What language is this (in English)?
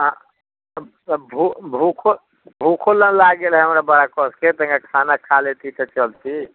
Maithili